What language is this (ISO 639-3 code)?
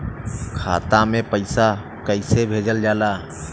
bho